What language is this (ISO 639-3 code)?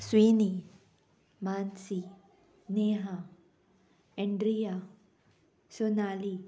kok